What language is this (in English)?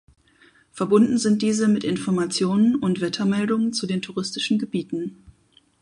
German